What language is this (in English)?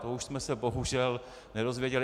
Czech